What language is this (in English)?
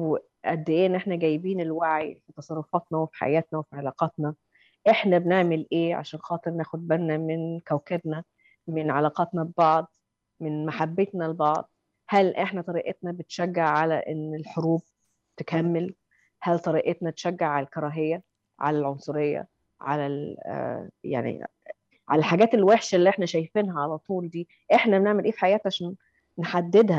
Arabic